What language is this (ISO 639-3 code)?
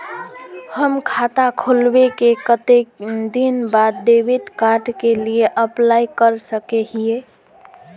mag